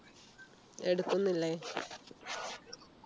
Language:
Malayalam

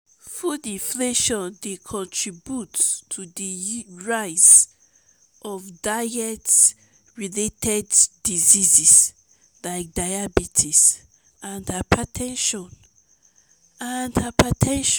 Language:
Nigerian Pidgin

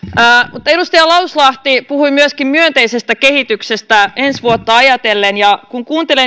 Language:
Finnish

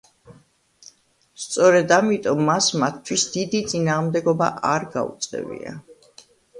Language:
Georgian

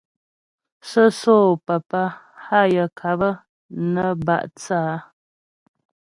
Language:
Ghomala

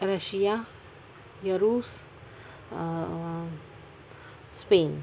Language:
Urdu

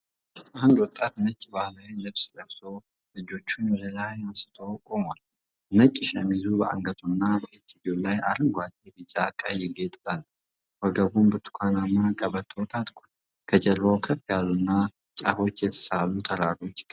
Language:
Amharic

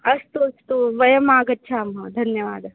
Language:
Sanskrit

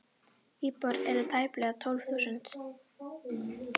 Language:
Icelandic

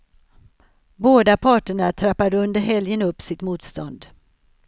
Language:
Swedish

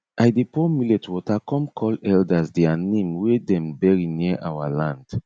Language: Nigerian Pidgin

